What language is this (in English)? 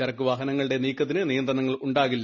Malayalam